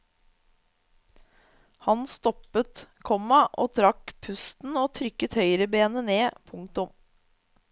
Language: Norwegian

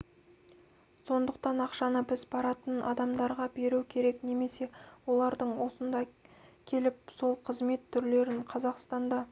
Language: Kazakh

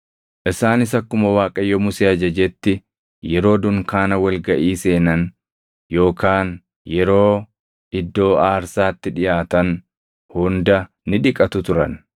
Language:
Oromo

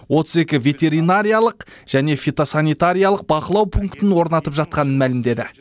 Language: Kazakh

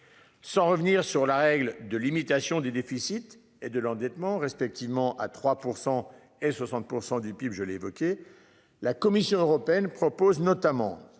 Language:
French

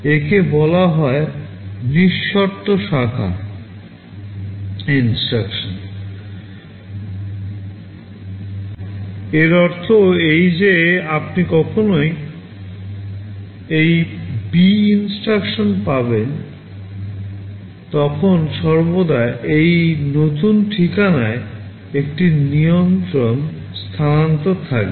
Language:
Bangla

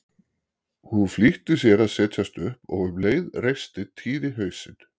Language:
Icelandic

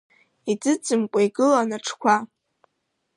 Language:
Abkhazian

